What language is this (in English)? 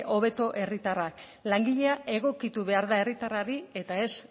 Basque